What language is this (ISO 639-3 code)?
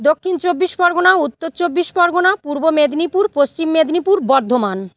ben